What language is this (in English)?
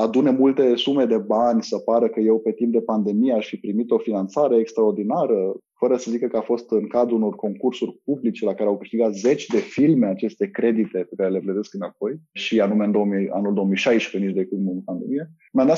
Romanian